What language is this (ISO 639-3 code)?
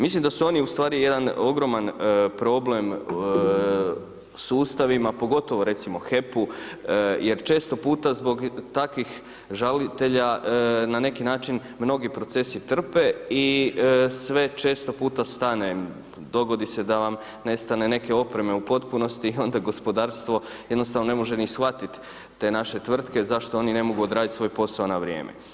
hrv